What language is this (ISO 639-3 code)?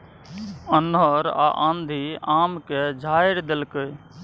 mai